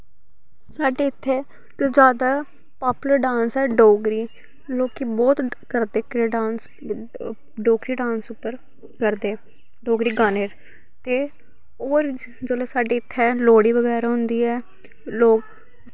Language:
Dogri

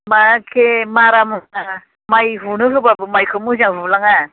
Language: Bodo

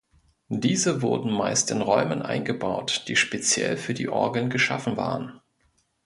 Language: German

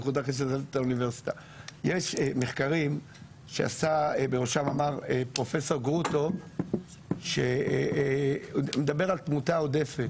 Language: Hebrew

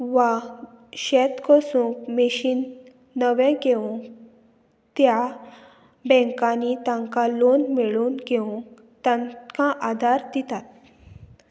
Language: Konkani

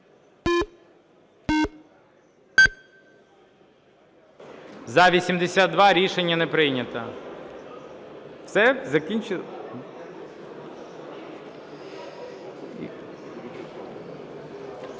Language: Ukrainian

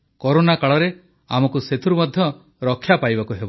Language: Odia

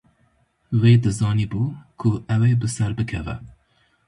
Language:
Kurdish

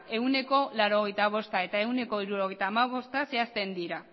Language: Basque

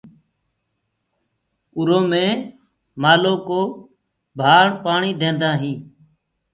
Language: Gurgula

